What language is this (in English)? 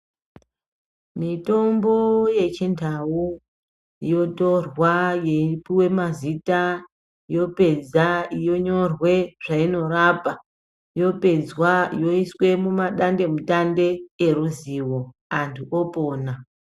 Ndau